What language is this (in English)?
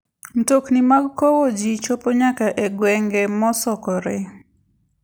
Luo (Kenya and Tanzania)